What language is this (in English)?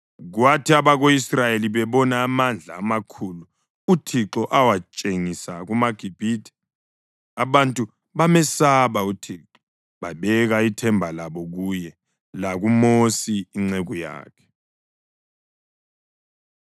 North Ndebele